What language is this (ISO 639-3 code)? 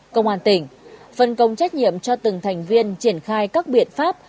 vie